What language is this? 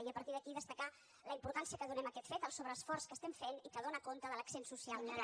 Catalan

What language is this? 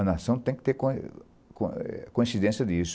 Portuguese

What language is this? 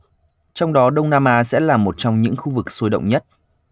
Vietnamese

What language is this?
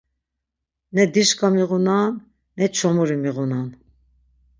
Laz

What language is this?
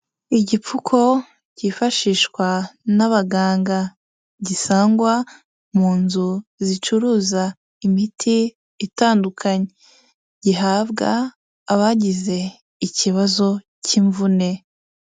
Kinyarwanda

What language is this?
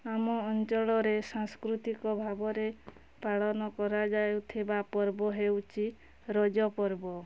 Odia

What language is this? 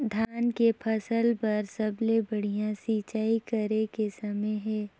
Chhattisgarhi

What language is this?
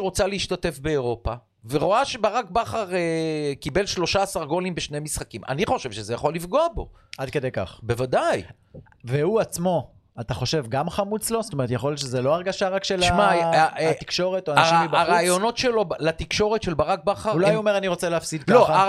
Hebrew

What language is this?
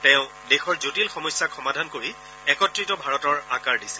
Assamese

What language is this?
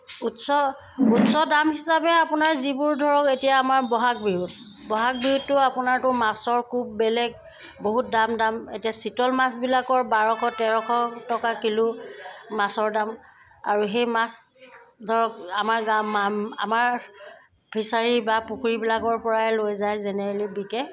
Assamese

